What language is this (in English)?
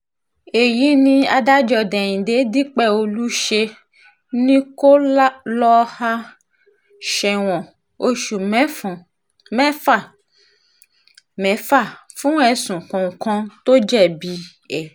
Yoruba